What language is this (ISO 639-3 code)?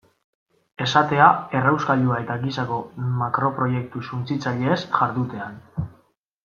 eus